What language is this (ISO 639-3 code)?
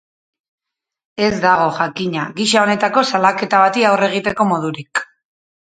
eus